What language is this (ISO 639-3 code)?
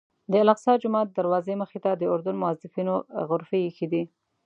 pus